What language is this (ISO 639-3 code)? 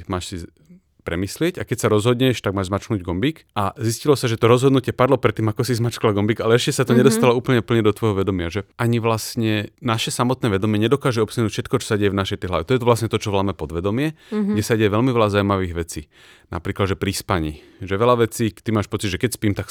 slk